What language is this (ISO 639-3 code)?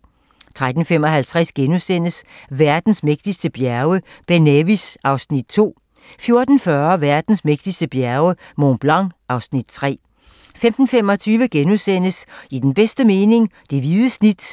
dan